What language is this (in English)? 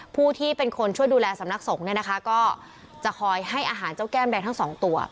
Thai